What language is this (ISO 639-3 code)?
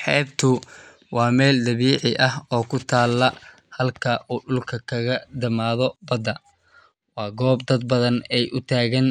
som